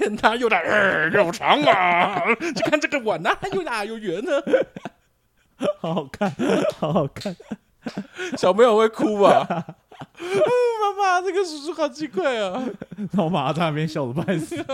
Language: Chinese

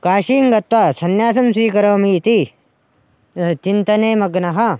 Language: Sanskrit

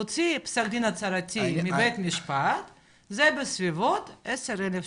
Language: Hebrew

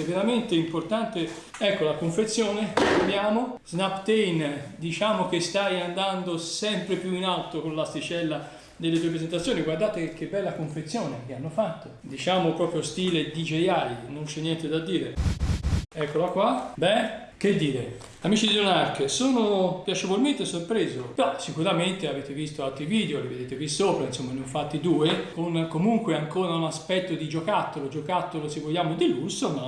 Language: Italian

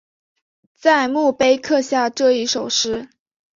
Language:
Chinese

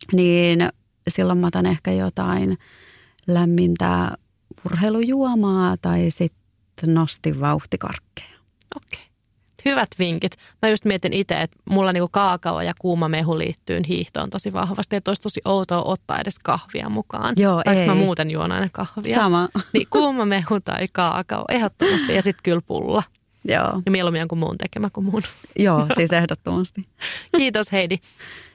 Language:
Finnish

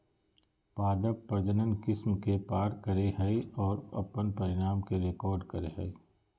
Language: Magahi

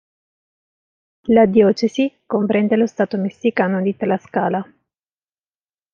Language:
Italian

